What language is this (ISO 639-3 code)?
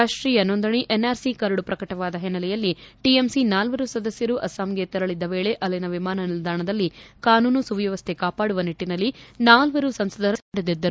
kan